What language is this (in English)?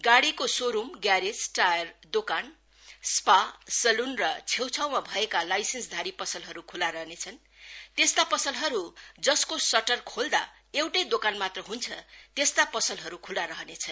Nepali